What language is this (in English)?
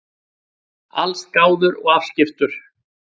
Icelandic